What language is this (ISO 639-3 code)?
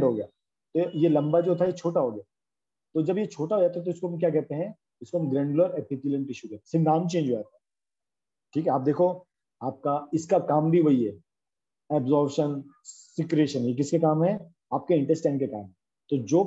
hin